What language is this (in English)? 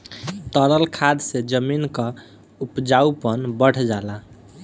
Bhojpuri